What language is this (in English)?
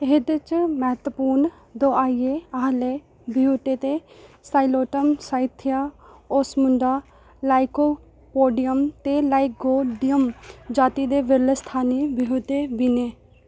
Dogri